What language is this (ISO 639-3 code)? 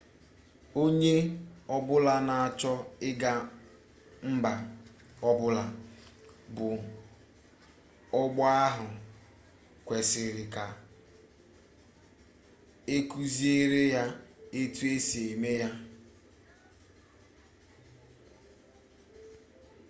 ibo